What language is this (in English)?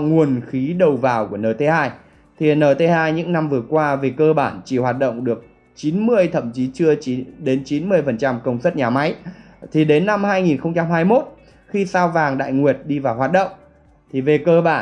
Vietnamese